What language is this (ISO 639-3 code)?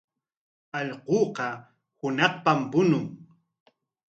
qwa